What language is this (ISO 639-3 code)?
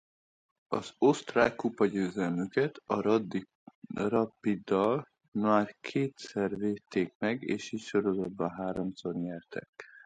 hun